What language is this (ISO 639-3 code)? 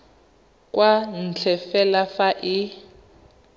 tsn